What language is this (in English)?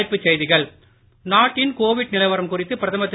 Tamil